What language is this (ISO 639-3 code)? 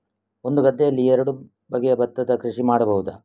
kan